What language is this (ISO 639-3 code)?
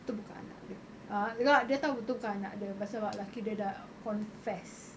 eng